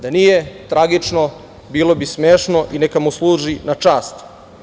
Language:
Serbian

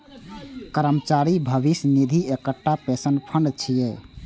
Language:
Maithili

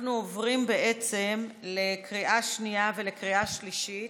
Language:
Hebrew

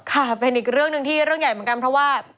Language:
Thai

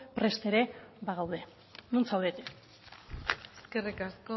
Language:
Basque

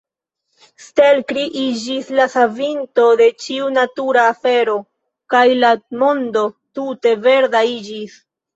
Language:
Esperanto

